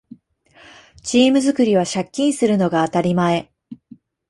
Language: Japanese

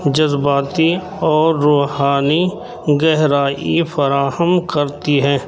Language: Urdu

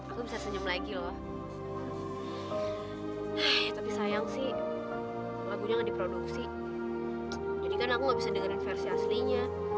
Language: Indonesian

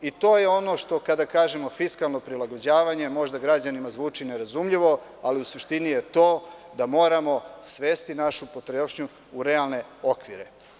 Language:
Serbian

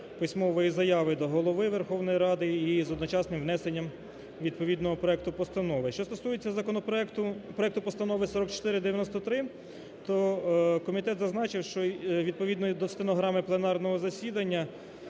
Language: Ukrainian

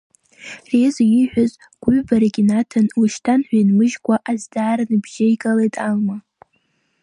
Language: Abkhazian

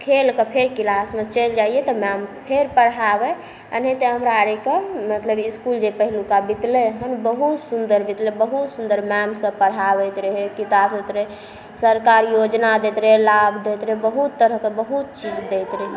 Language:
Maithili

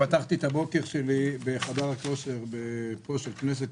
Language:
Hebrew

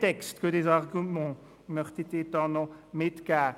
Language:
Swiss German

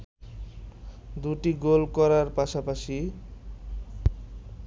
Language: Bangla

